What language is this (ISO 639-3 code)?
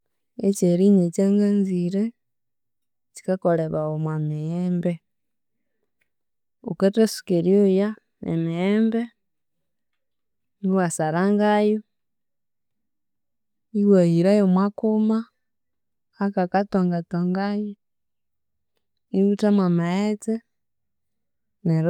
koo